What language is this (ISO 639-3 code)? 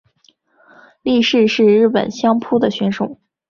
zho